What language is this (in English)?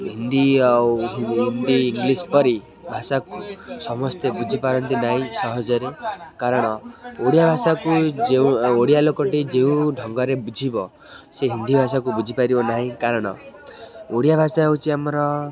Odia